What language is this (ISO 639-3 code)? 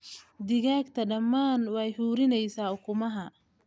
som